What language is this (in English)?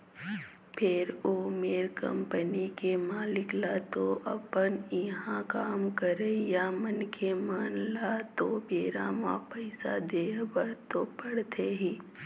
Chhattisgarhi